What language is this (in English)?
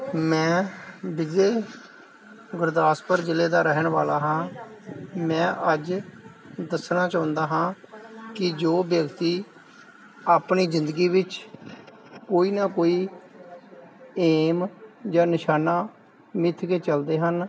Punjabi